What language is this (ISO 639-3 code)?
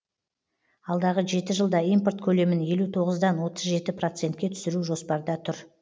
kaz